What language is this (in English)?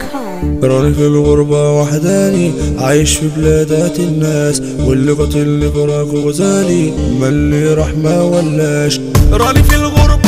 Arabic